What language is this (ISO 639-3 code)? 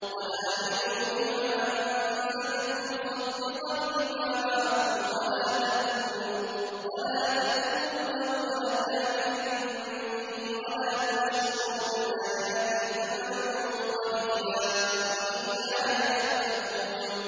ara